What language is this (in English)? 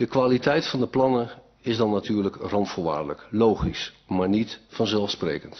Dutch